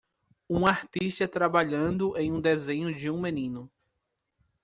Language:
Portuguese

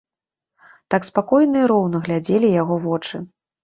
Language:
Belarusian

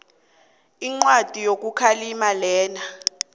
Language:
South Ndebele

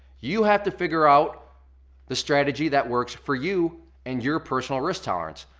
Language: English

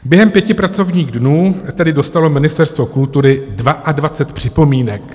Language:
Czech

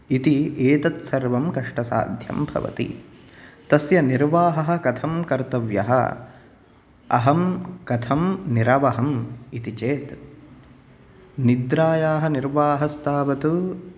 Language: Sanskrit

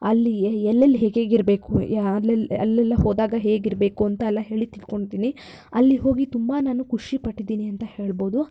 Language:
Kannada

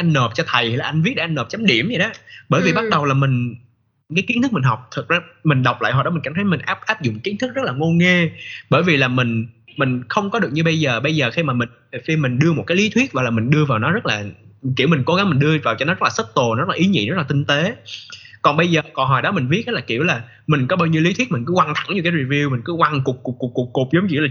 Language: Vietnamese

